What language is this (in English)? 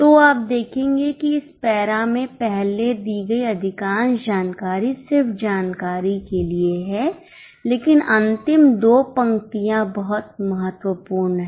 Hindi